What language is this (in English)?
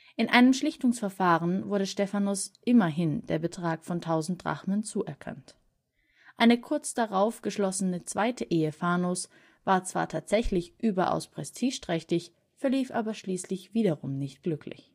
German